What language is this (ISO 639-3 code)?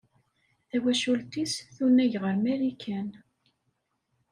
kab